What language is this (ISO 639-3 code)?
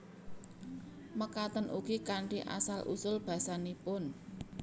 jav